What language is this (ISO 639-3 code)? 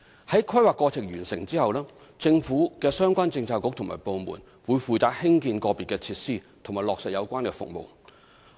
yue